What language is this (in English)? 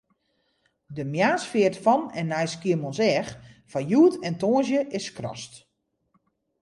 Western Frisian